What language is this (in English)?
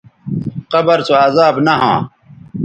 Bateri